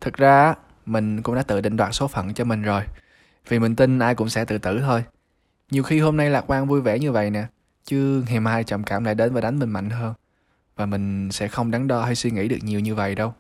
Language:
Vietnamese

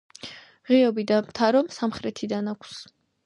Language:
Georgian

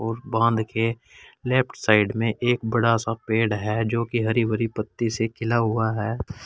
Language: Hindi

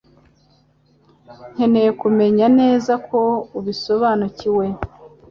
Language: Kinyarwanda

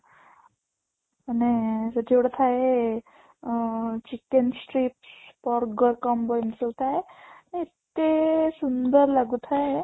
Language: Odia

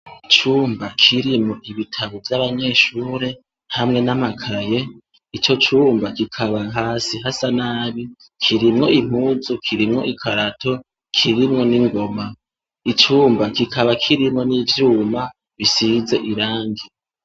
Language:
Rundi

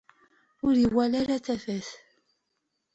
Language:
Kabyle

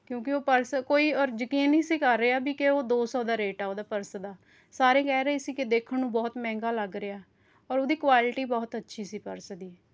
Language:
Punjabi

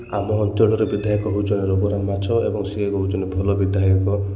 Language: Odia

